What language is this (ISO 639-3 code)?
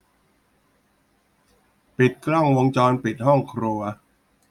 tha